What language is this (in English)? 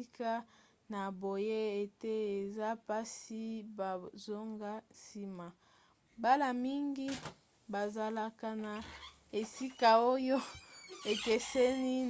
Lingala